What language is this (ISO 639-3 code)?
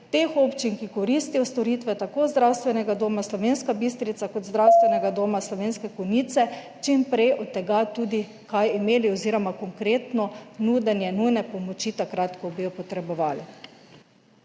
slv